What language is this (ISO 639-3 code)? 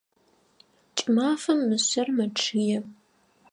ady